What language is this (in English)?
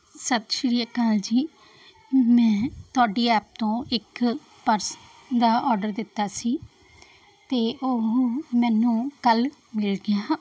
Punjabi